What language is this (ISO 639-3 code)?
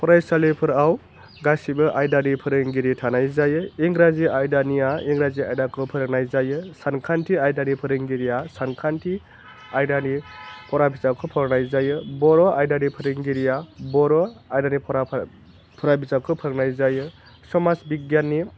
brx